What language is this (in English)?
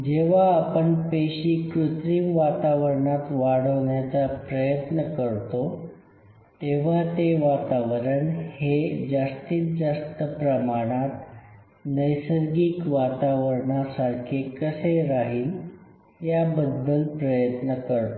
Marathi